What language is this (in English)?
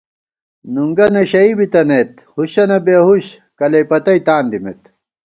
Gawar-Bati